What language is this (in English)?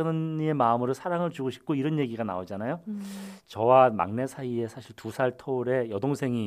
Korean